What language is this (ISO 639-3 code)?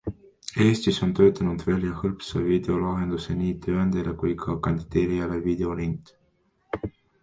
est